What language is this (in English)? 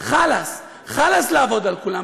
Hebrew